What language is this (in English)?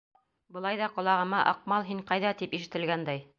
Bashkir